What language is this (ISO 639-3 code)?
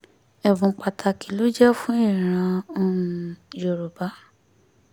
yor